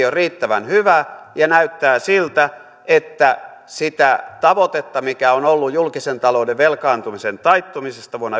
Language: Finnish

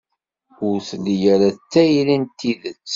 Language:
Kabyle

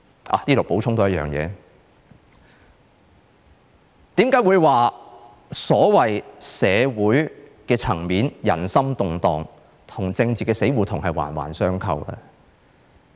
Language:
Cantonese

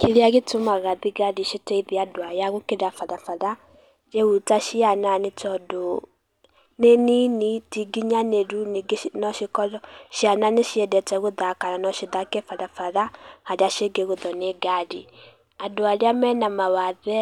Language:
Kikuyu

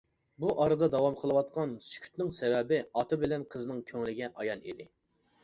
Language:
Uyghur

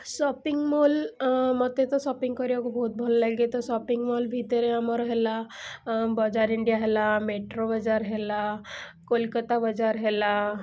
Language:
Odia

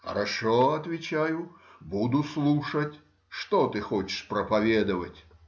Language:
Russian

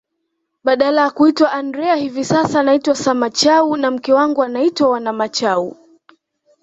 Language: Swahili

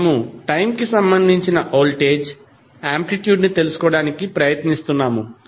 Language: Telugu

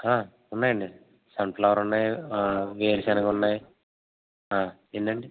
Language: Telugu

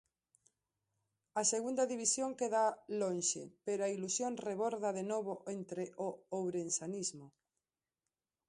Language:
Galician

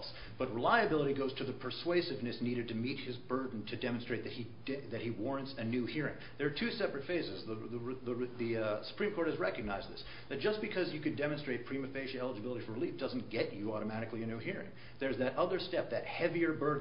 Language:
English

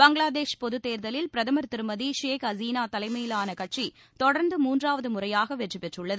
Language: Tamil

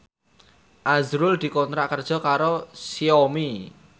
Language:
Javanese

